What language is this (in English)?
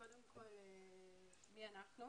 Hebrew